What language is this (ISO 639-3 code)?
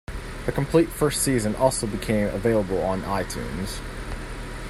eng